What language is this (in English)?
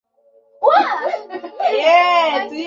Bangla